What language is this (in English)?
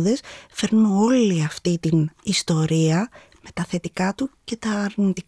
Greek